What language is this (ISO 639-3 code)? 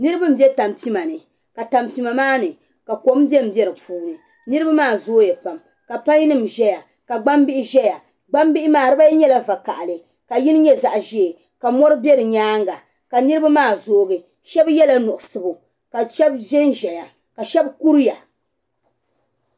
dag